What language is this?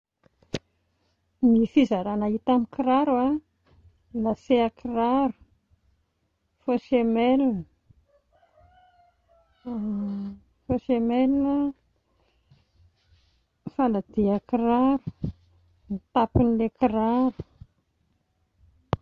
Malagasy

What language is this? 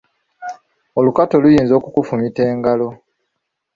Ganda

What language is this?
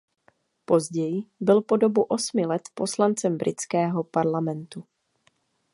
Czech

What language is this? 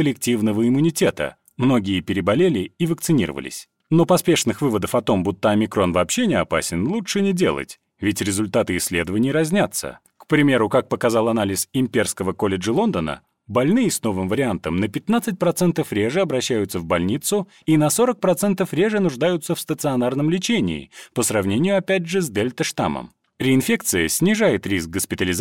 Russian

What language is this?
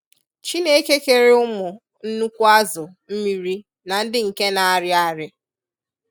Igbo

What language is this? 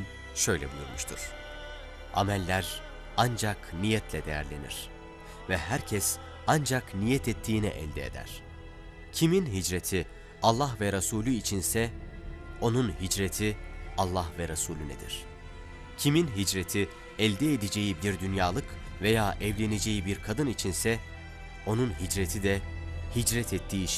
Turkish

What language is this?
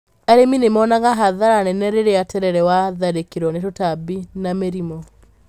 Kikuyu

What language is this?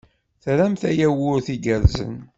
Kabyle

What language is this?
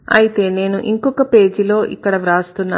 Telugu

